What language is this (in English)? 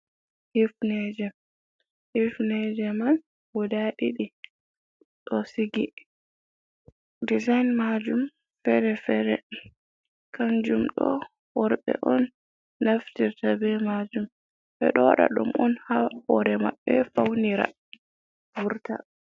Fula